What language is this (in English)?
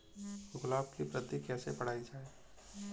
Hindi